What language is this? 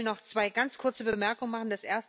German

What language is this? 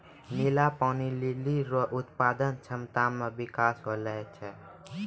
Maithili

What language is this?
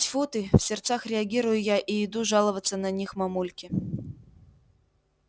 Russian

